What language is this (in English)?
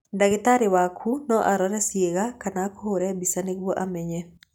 Kikuyu